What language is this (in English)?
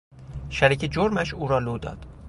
Persian